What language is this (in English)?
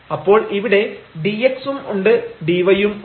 Malayalam